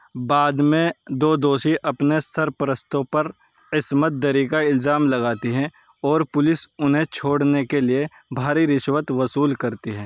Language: Urdu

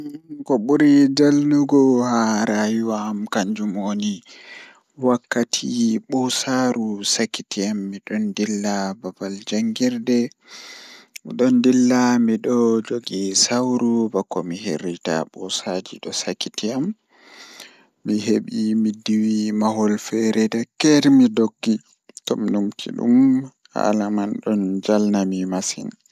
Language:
Fula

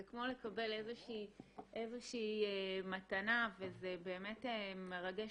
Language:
Hebrew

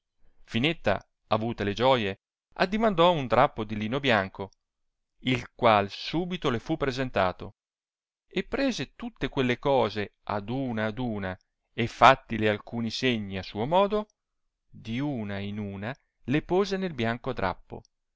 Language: Italian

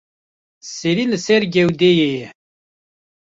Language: Kurdish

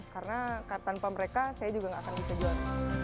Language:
Indonesian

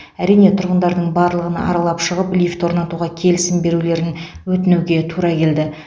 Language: Kazakh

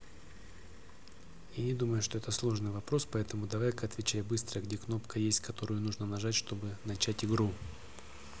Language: Russian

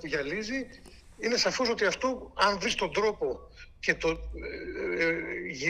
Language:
Greek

